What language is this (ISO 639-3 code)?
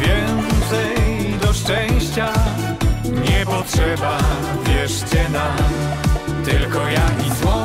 pol